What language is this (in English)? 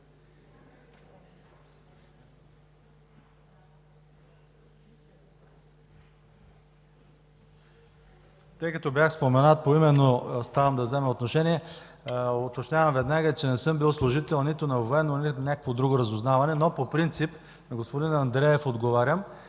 Bulgarian